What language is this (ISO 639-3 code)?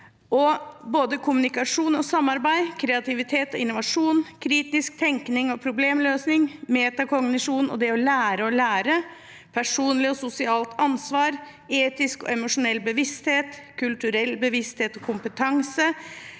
nor